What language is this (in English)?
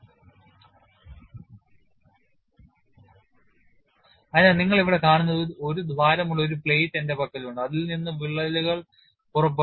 Malayalam